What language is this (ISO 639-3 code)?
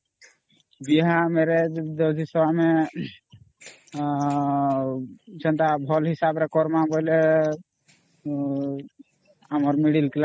ori